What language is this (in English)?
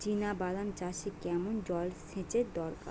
Bangla